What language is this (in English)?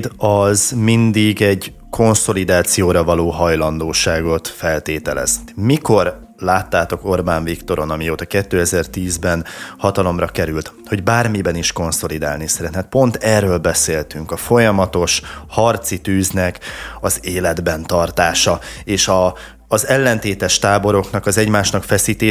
Hungarian